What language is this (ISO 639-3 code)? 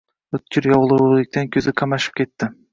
uzb